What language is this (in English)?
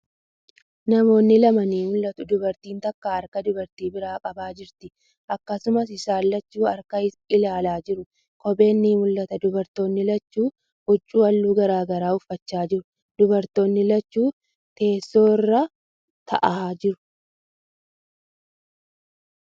Oromo